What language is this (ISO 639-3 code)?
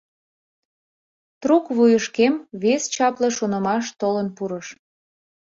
chm